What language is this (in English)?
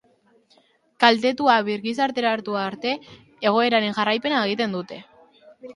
Basque